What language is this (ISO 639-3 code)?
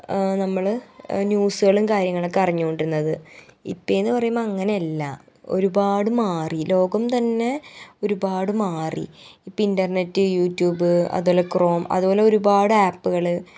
mal